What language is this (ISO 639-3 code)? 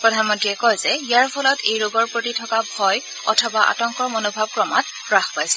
asm